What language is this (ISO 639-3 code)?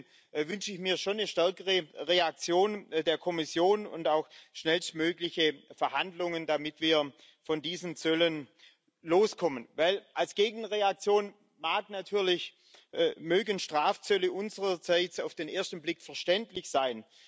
deu